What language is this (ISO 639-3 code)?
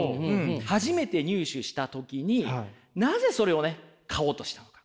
jpn